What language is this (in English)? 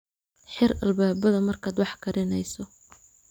Somali